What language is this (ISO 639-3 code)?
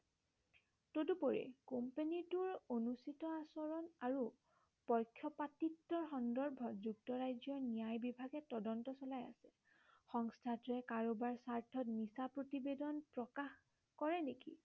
asm